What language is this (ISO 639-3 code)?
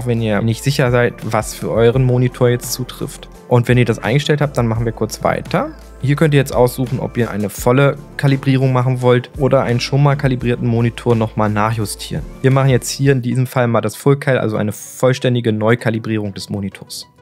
deu